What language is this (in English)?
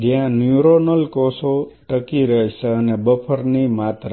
Gujarati